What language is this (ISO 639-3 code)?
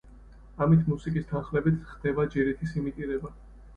kat